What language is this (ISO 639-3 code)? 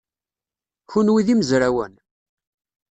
kab